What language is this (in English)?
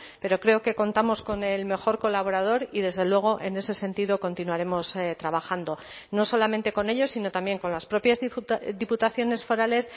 Spanish